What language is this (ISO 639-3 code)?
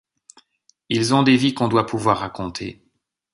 fra